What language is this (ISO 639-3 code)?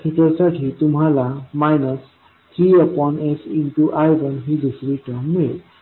mar